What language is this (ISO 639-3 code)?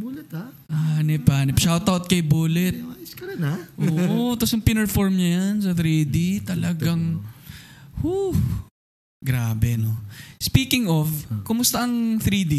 fil